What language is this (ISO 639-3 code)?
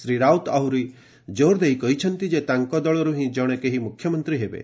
ori